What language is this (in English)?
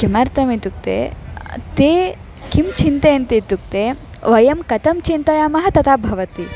Sanskrit